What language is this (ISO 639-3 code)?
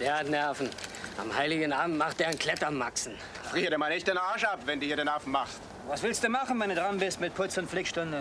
deu